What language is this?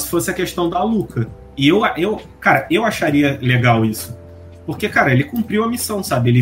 Portuguese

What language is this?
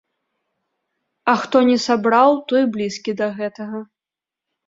Belarusian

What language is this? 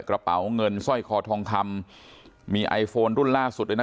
Thai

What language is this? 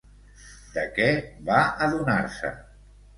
Catalan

